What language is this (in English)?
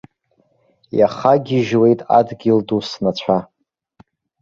Abkhazian